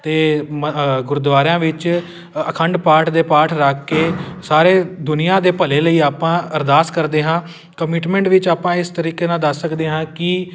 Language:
Punjabi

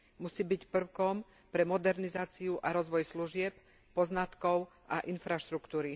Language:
Slovak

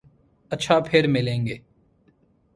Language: Urdu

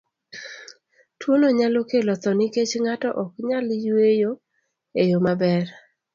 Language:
Luo (Kenya and Tanzania)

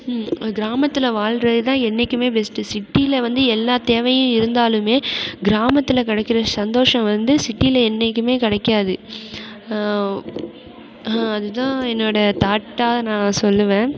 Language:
Tamil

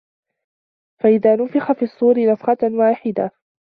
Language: Arabic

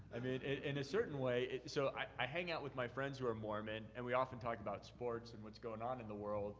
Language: English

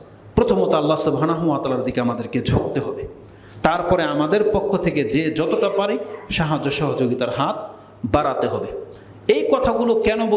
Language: Indonesian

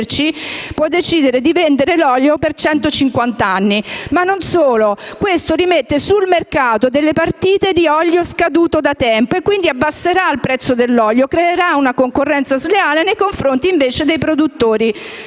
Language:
Italian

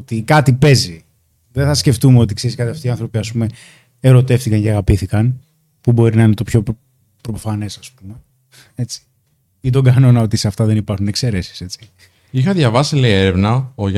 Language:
Greek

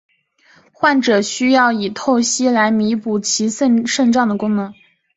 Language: Chinese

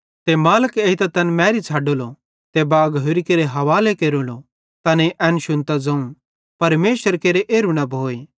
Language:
Bhadrawahi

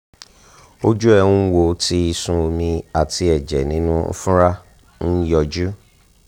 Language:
Yoruba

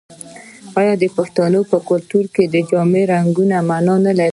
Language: Pashto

